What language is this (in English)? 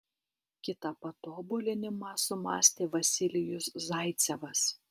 Lithuanian